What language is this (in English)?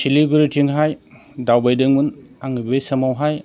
Bodo